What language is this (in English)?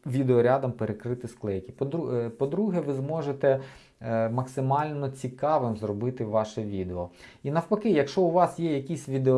Ukrainian